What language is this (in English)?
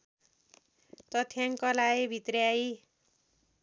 Nepali